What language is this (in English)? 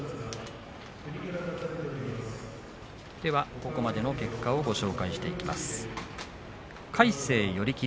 Japanese